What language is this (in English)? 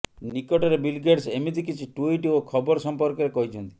Odia